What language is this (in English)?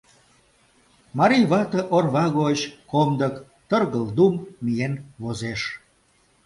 Mari